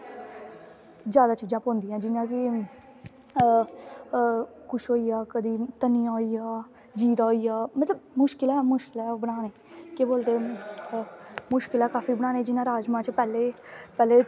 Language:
Dogri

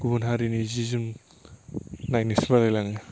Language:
Bodo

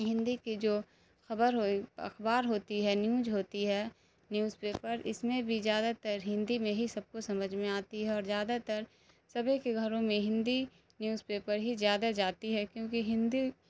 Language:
Urdu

